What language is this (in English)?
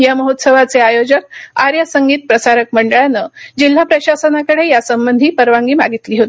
Marathi